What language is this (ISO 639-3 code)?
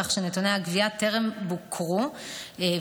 heb